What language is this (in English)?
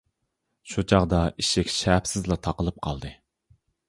Uyghur